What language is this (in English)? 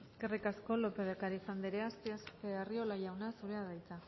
Basque